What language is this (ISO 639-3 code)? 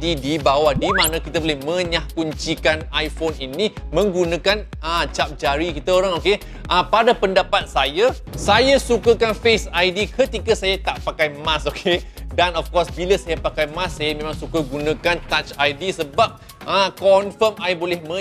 msa